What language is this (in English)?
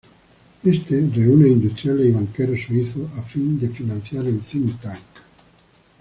Spanish